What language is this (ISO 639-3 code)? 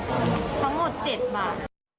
tha